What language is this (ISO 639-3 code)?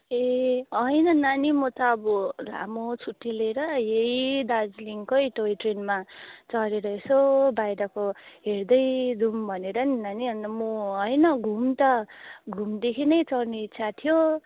nep